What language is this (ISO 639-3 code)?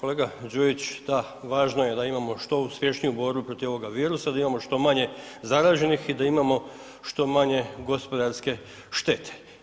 hrv